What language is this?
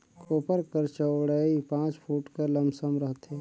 Chhattisgarhi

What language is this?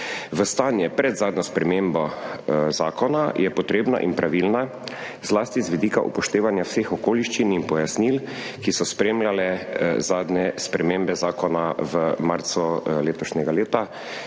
Slovenian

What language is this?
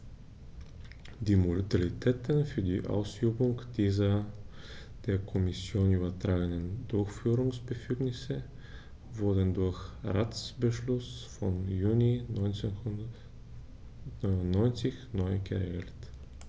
German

